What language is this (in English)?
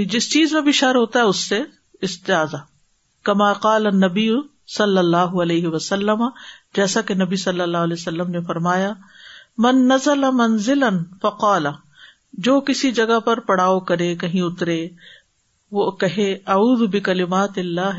Urdu